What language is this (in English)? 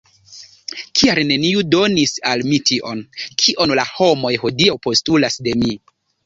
Esperanto